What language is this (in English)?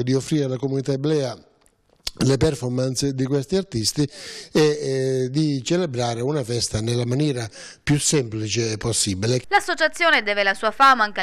Italian